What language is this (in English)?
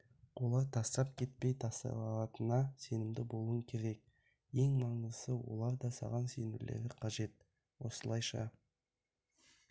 Kazakh